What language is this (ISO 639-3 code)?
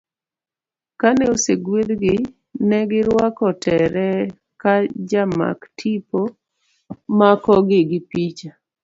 luo